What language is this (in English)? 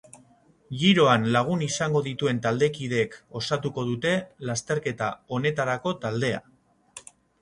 Basque